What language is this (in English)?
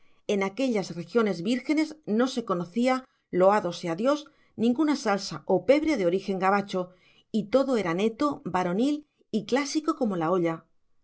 Spanish